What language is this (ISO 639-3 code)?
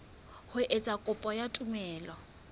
sot